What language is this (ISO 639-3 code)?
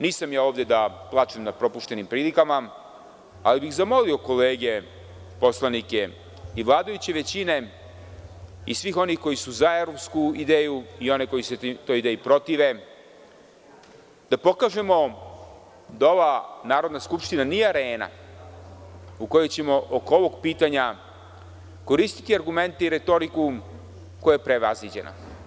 srp